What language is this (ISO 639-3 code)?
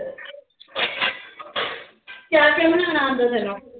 pan